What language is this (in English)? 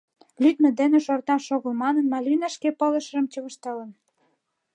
Mari